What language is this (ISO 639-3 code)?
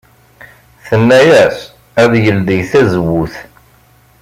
kab